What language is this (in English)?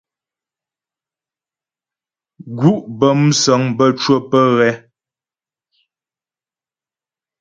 Ghomala